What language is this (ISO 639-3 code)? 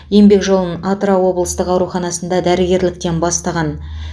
kaz